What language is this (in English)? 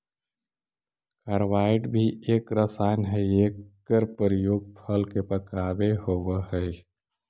Magahi